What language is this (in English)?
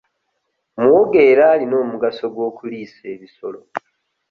Ganda